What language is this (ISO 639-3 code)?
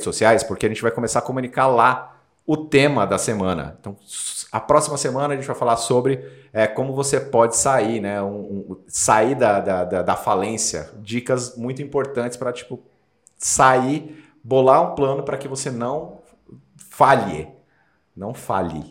por